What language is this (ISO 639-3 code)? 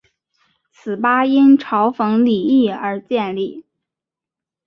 zho